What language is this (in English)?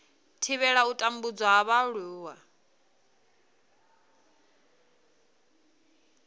Venda